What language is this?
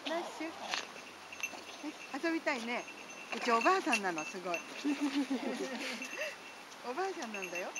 Japanese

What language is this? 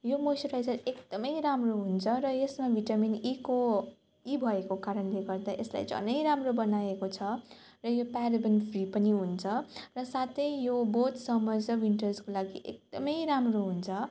Nepali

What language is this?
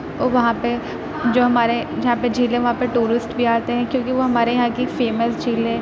Urdu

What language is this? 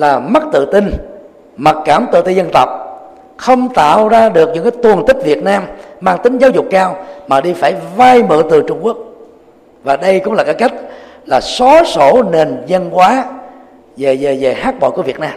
Vietnamese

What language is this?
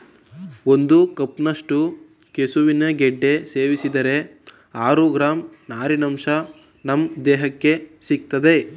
Kannada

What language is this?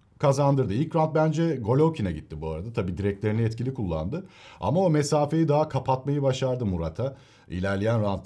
Turkish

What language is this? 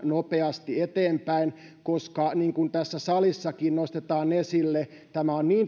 Finnish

